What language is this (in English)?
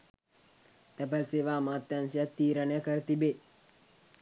Sinhala